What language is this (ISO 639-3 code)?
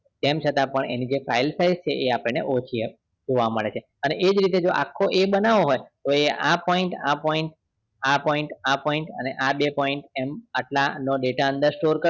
guj